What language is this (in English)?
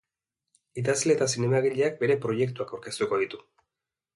Basque